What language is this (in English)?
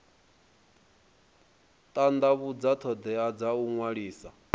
Venda